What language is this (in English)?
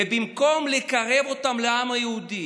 Hebrew